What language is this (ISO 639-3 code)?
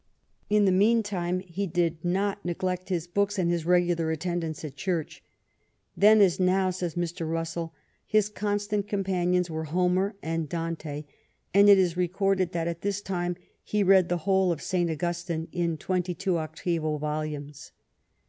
eng